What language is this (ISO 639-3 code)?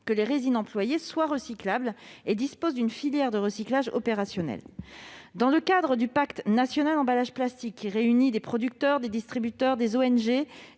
fra